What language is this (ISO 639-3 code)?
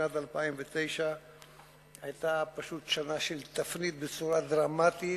heb